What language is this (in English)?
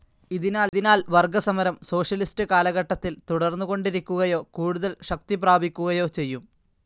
Malayalam